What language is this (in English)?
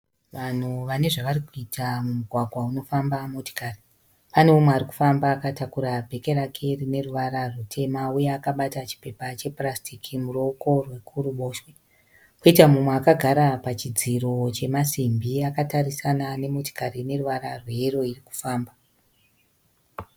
Shona